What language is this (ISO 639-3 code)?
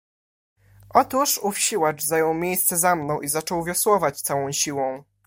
pol